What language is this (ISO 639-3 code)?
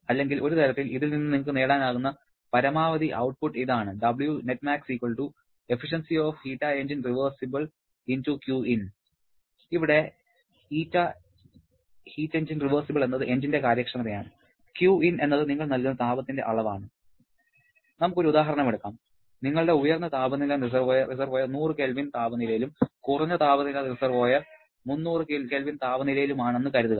mal